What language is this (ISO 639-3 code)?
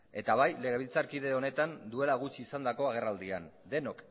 eus